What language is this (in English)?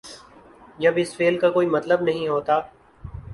Urdu